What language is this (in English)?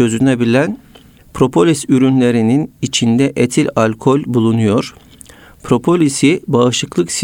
Turkish